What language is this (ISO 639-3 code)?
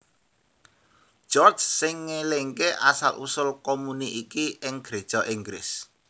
jav